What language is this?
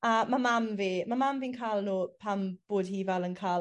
Welsh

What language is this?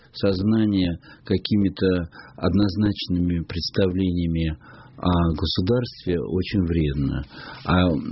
Russian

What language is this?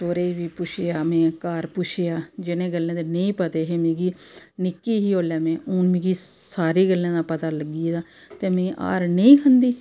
Dogri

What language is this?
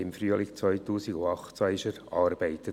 Swiss German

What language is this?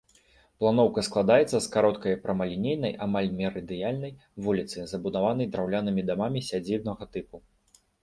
Belarusian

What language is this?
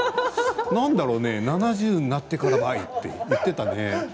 Japanese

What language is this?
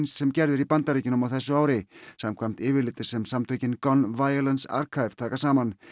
Icelandic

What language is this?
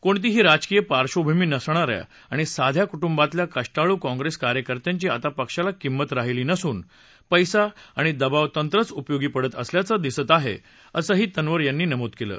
Marathi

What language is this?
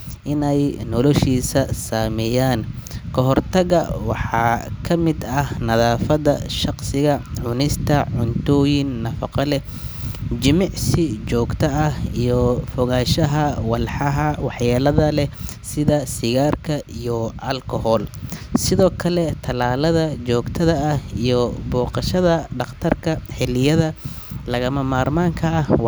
Somali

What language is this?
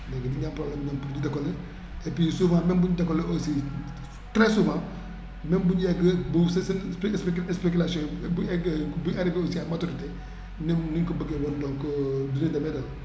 Wolof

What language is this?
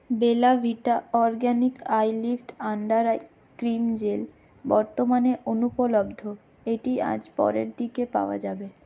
Bangla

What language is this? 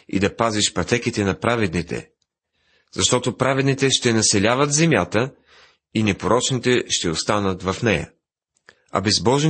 Bulgarian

